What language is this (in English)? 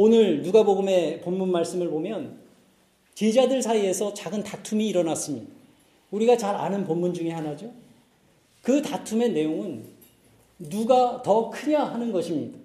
Korean